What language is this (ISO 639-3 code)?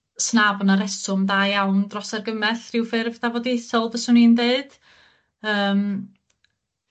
cym